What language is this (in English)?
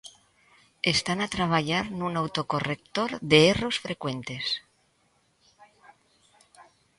Galician